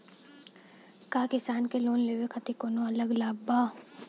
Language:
Bhojpuri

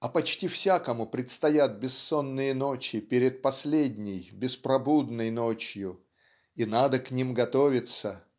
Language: Russian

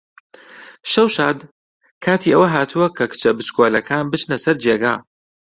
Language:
Central Kurdish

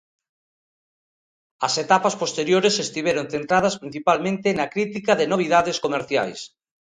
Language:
Galician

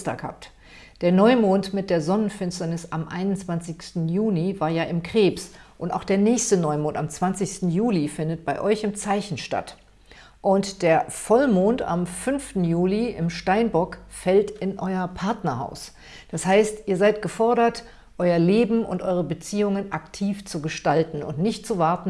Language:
German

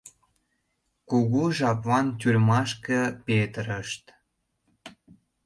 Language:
Mari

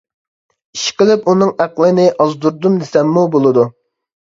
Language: Uyghur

